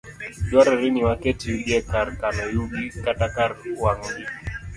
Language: Luo (Kenya and Tanzania)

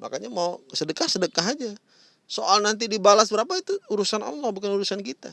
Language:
Indonesian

